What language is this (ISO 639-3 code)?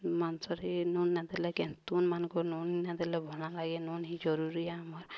ori